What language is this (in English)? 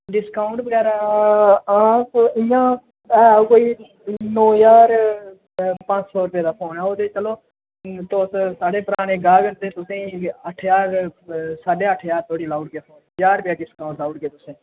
Dogri